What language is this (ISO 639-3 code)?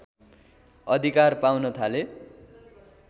nep